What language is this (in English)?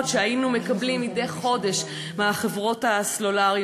Hebrew